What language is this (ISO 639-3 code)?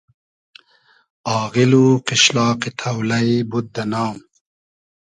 haz